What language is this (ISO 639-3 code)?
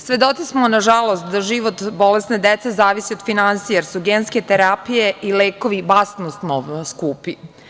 srp